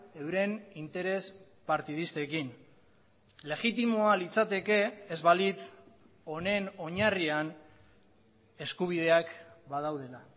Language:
Basque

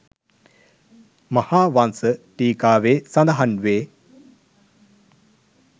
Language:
Sinhala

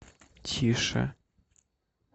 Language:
Russian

